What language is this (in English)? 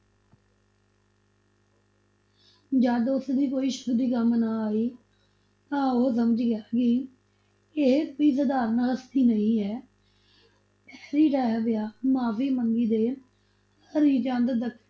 Punjabi